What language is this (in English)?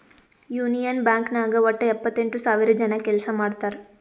Kannada